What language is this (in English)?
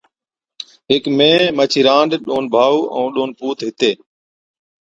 Od